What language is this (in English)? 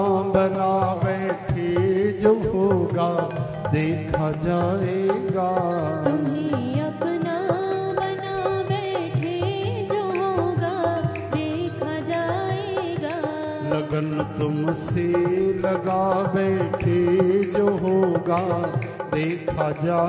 Hindi